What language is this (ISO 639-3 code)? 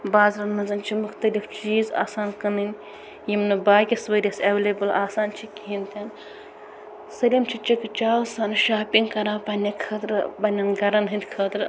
kas